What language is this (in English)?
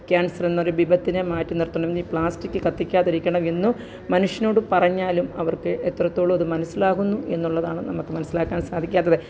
Malayalam